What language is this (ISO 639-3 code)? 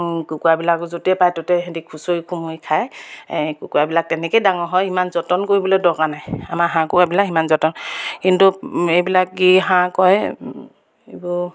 asm